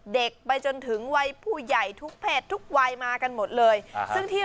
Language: Thai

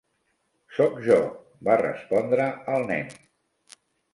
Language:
Catalan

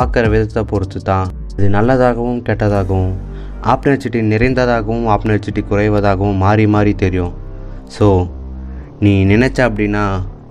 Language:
Tamil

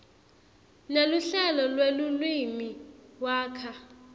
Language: Swati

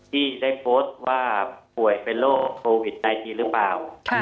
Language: Thai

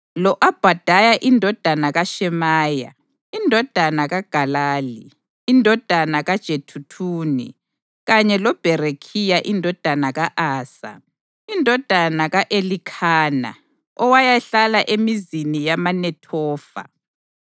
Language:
North Ndebele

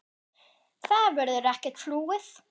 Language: Icelandic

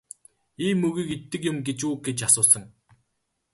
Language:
Mongolian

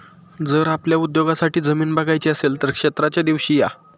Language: Marathi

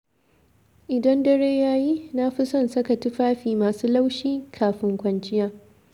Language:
Hausa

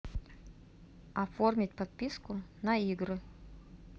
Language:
Russian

